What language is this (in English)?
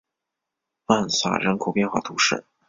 Chinese